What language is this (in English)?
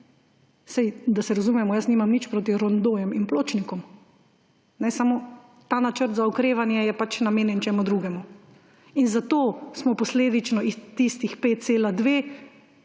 Slovenian